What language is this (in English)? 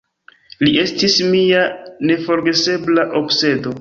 Esperanto